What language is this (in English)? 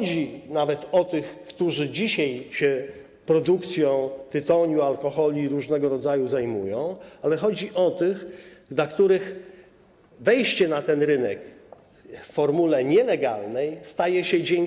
Polish